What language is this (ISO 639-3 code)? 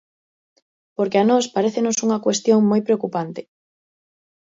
glg